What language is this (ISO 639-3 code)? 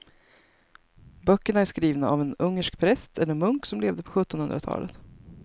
swe